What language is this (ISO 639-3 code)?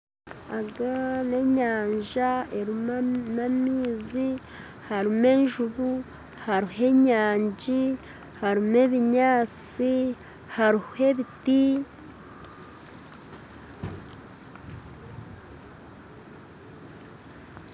nyn